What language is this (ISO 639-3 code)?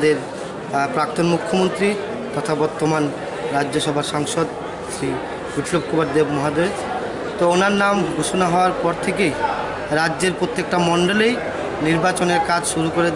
ben